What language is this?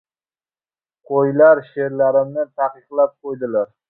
Uzbek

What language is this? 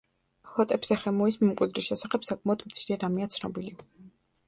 Georgian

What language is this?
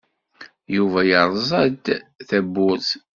Kabyle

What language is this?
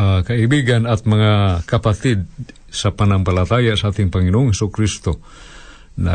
Filipino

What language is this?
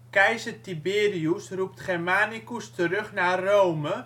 Dutch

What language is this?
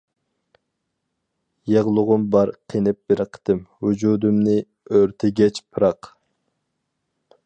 Uyghur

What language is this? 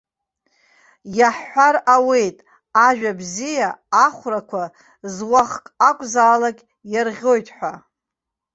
Abkhazian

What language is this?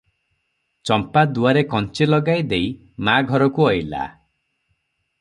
Odia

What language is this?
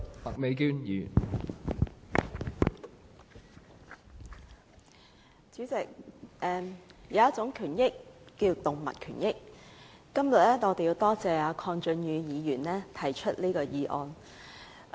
Cantonese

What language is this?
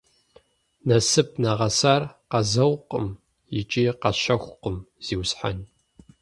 Kabardian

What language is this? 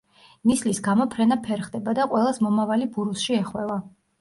Georgian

